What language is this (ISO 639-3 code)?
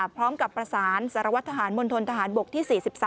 tha